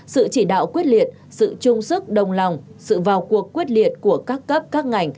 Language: Vietnamese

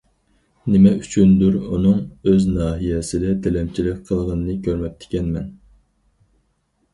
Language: Uyghur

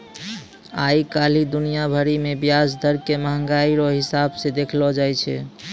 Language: Maithili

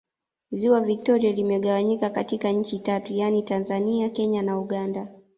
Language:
Swahili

